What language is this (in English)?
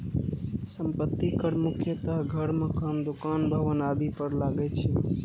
Maithili